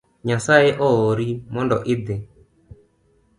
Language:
Luo (Kenya and Tanzania)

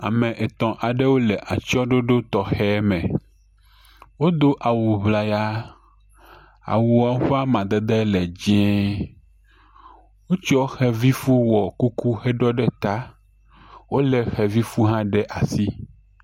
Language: Ewe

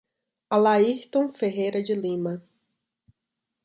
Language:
Portuguese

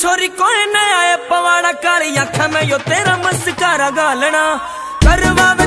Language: Hindi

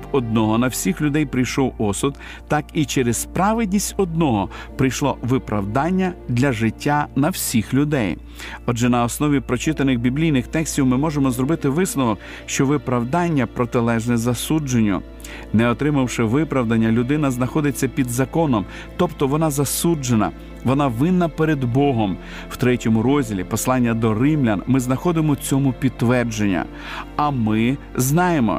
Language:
Ukrainian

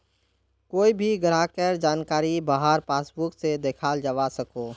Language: Magahi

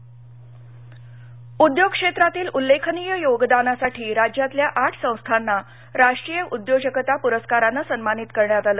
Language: Marathi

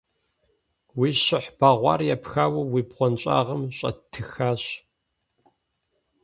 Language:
Kabardian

